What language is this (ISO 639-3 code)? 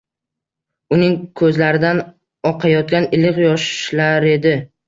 uzb